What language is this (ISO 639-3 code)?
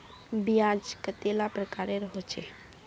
mag